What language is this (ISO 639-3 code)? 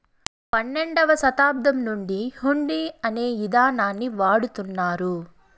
tel